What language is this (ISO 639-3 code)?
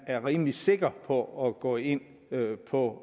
dan